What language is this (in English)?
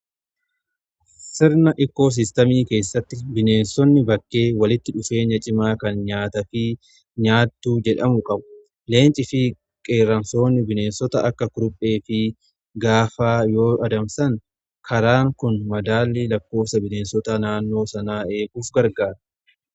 Oromo